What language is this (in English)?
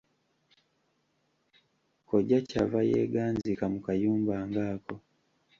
Ganda